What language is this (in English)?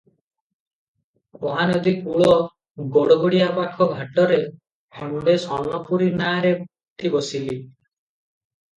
Odia